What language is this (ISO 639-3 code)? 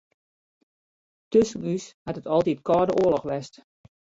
fry